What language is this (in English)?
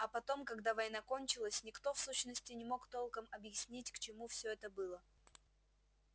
Russian